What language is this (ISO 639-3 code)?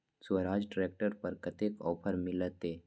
mai